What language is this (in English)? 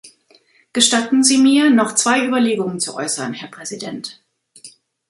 German